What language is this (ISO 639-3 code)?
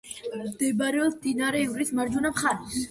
kat